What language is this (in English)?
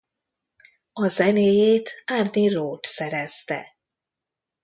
Hungarian